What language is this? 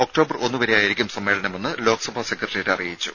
Malayalam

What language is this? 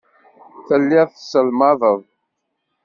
Kabyle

